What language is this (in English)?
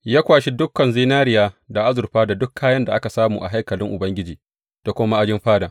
Hausa